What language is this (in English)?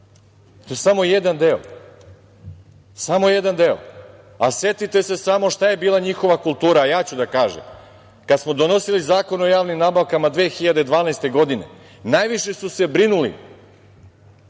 Serbian